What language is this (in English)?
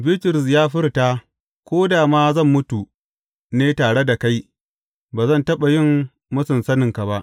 Hausa